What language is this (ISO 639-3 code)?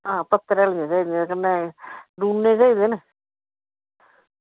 doi